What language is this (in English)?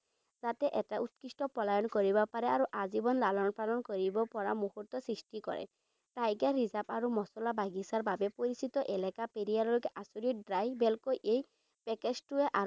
Assamese